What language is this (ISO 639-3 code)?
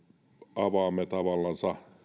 fin